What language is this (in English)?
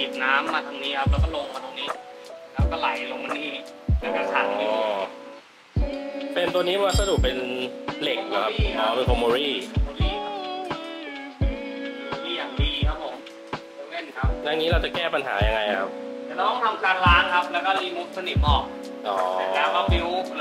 Thai